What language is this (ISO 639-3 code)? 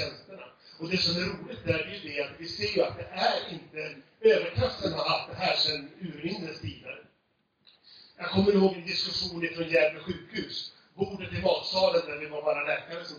swe